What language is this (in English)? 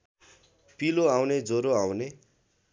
Nepali